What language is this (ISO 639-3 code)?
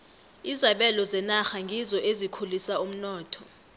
nbl